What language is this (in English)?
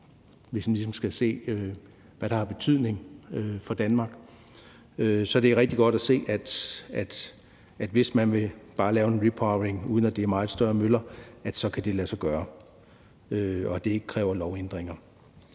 Danish